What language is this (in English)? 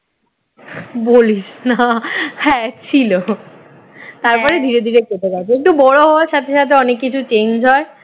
Bangla